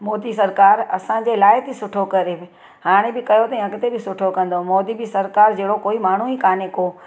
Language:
Sindhi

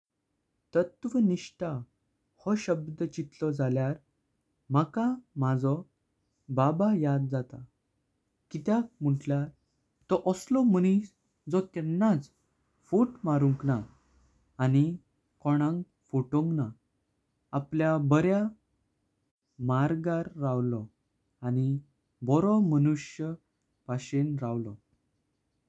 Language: Konkani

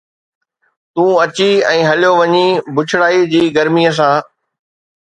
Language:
Sindhi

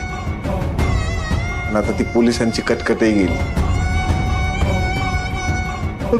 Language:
Marathi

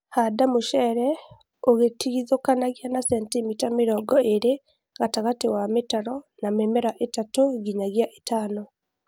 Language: Kikuyu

